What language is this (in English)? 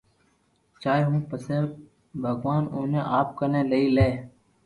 Loarki